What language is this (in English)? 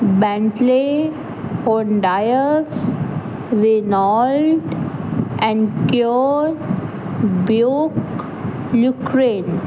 Punjabi